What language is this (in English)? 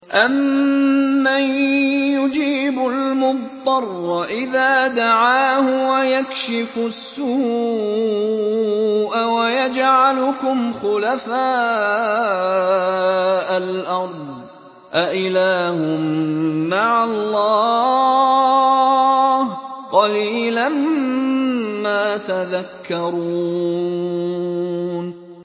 Arabic